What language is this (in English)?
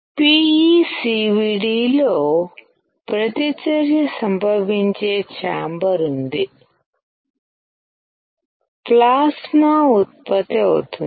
Telugu